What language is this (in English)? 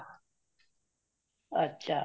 Punjabi